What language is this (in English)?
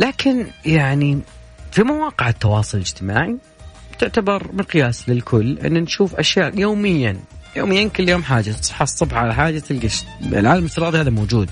Arabic